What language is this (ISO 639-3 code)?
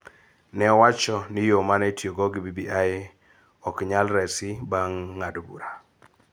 luo